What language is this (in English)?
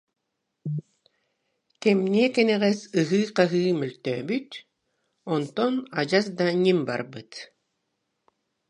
Yakut